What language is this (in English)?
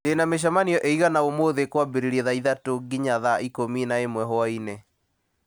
Kikuyu